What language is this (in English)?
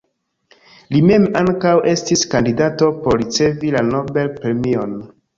Esperanto